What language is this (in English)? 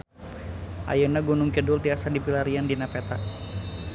Sundanese